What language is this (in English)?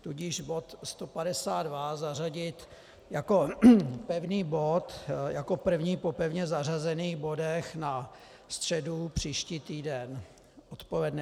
Czech